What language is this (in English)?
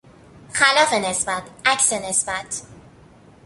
Persian